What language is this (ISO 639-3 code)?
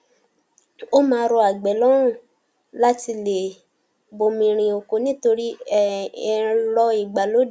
yor